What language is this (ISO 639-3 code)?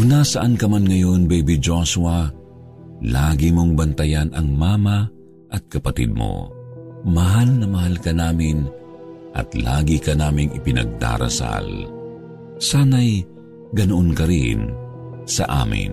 fil